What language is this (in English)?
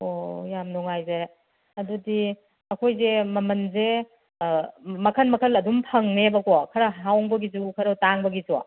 Manipuri